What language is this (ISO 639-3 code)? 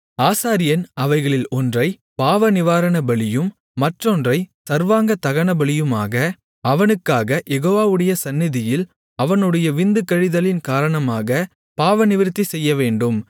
tam